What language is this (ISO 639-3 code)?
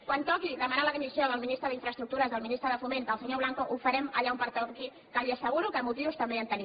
cat